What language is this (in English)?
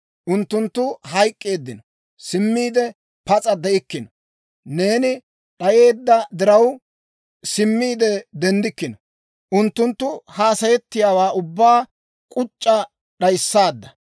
Dawro